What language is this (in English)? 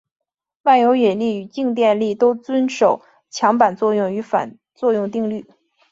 Chinese